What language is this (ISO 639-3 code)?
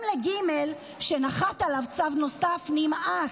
heb